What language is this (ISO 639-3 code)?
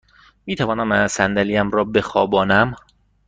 fas